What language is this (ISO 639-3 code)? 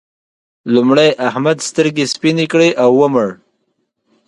pus